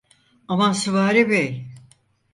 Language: Turkish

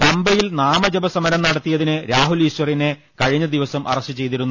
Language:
Malayalam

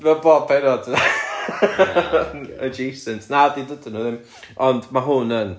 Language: Welsh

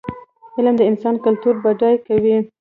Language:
Pashto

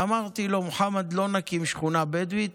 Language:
Hebrew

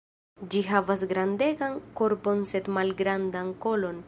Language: Esperanto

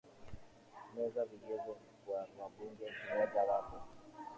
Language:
Swahili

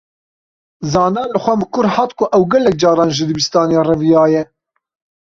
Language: Kurdish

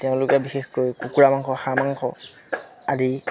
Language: Assamese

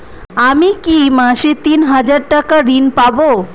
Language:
Bangla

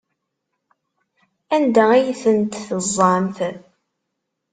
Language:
Kabyle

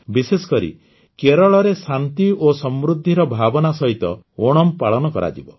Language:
Odia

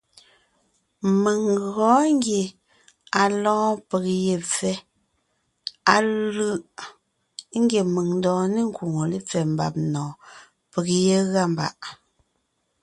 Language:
Ngiemboon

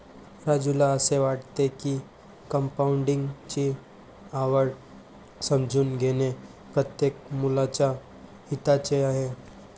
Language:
Marathi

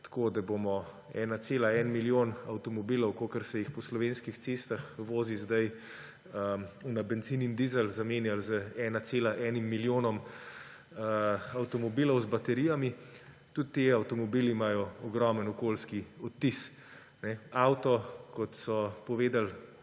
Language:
Slovenian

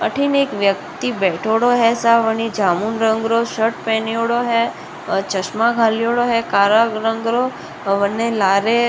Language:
Rajasthani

